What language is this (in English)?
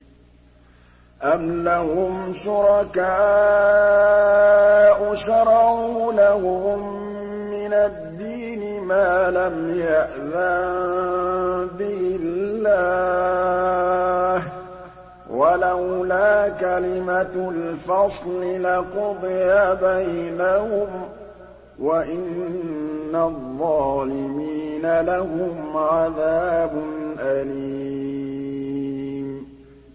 Arabic